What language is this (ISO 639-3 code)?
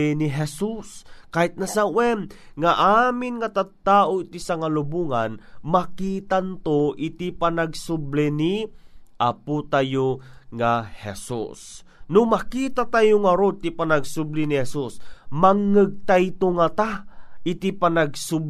fil